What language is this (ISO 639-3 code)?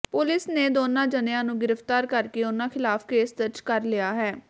pan